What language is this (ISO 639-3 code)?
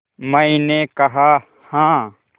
hin